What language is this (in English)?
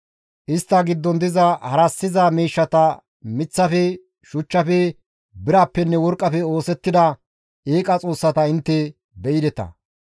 Gamo